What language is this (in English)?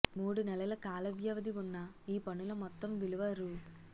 Telugu